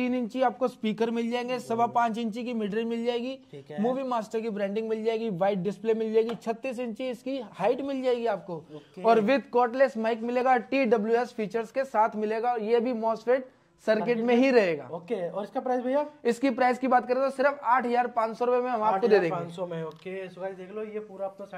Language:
Hindi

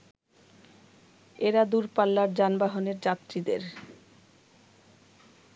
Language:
Bangla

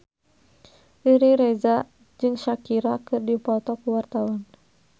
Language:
Sundanese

